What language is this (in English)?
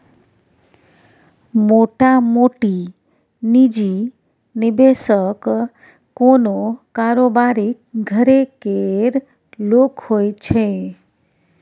Maithili